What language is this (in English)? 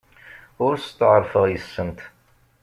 Kabyle